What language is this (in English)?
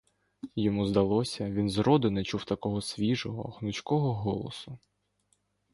Ukrainian